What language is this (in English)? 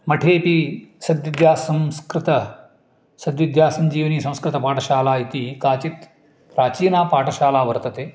Sanskrit